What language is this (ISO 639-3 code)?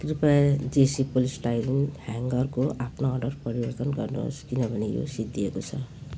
nep